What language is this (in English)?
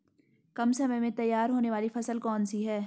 Hindi